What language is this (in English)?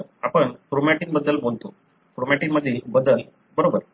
Marathi